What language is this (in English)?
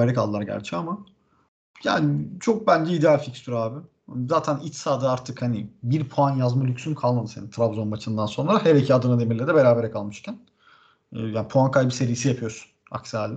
Turkish